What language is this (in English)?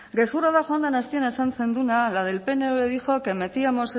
Basque